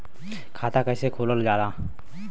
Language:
Bhojpuri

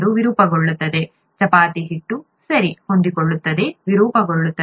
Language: Kannada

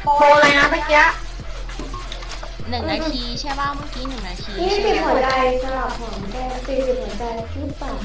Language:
Thai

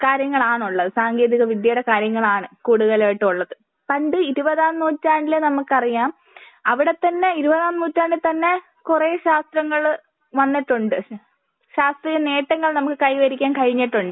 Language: Malayalam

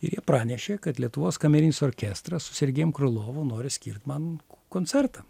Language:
Lithuanian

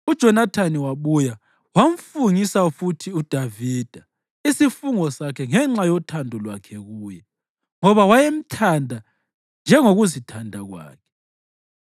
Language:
North Ndebele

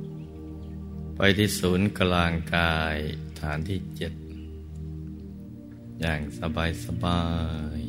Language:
Thai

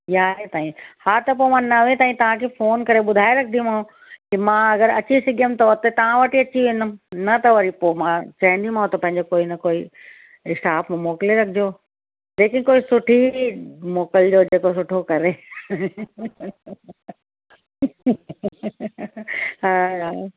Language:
Sindhi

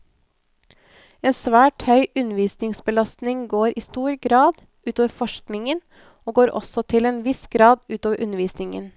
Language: Norwegian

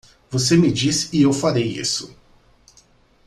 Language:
Portuguese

